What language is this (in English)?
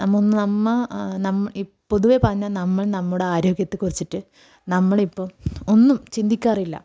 Malayalam